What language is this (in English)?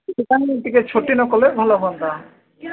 Odia